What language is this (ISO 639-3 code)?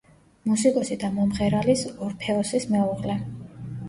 kat